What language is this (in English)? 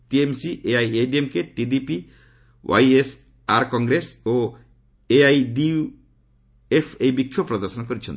Odia